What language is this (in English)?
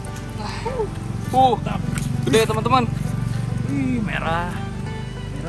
Indonesian